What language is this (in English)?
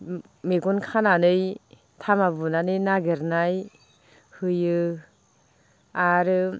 Bodo